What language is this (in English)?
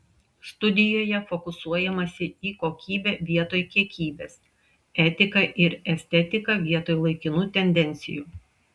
Lithuanian